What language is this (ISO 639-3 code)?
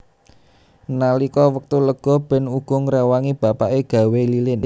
jav